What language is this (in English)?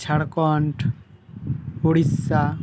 Santali